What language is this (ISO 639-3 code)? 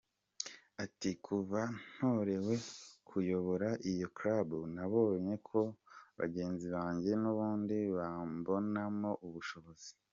kin